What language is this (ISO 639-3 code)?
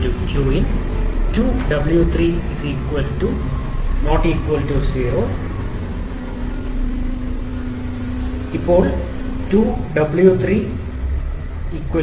mal